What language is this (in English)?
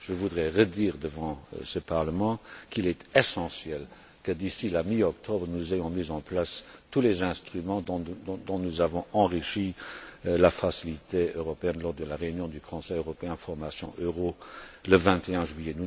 French